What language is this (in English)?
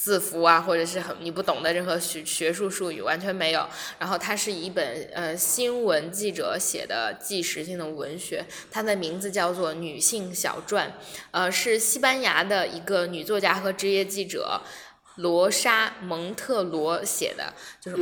Chinese